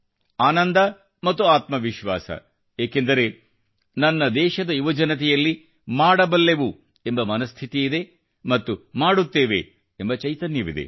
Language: Kannada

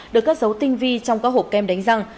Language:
Vietnamese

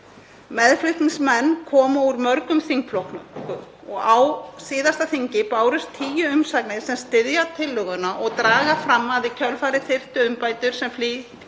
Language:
Icelandic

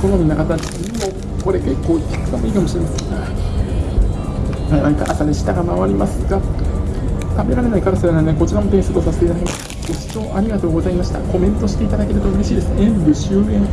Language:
Japanese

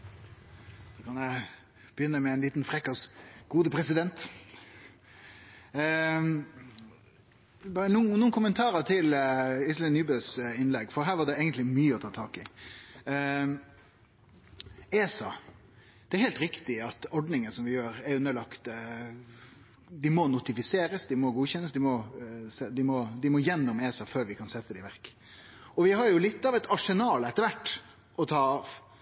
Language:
Norwegian Nynorsk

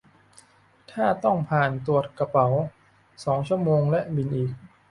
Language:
Thai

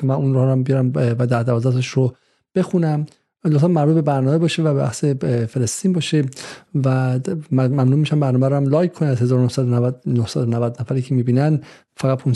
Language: Persian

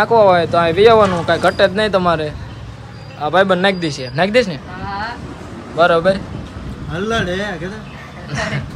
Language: Gujarati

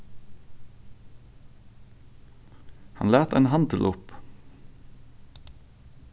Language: Faroese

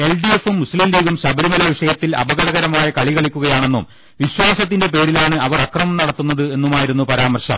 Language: Malayalam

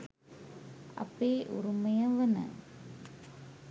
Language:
Sinhala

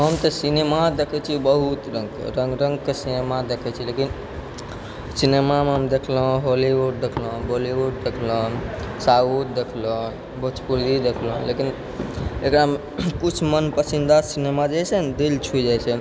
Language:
Maithili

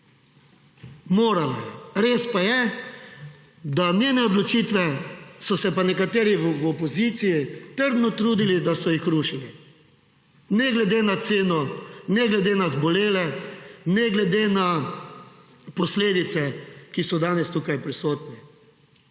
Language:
Slovenian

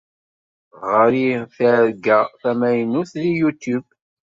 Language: Kabyle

